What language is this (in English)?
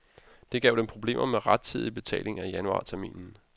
Danish